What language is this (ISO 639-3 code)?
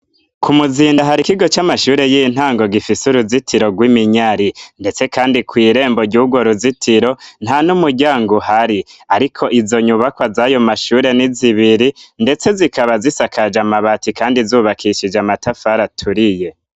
run